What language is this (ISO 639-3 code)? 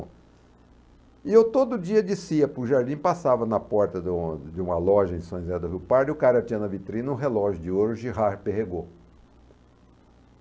por